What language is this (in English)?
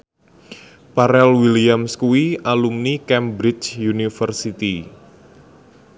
Javanese